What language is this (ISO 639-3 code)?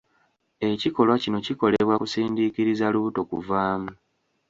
lug